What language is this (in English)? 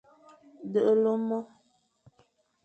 Fang